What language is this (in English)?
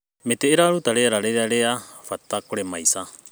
Kikuyu